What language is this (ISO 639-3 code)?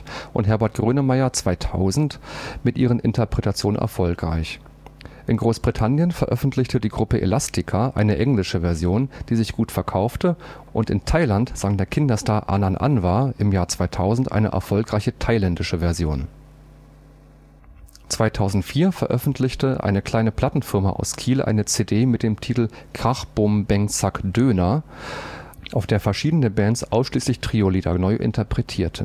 deu